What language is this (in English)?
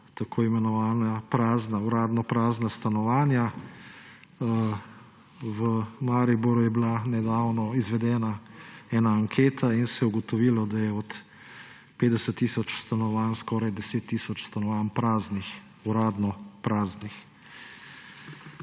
Slovenian